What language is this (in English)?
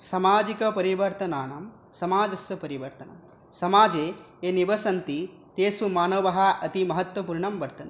Sanskrit